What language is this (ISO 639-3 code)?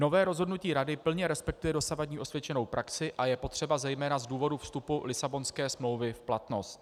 ces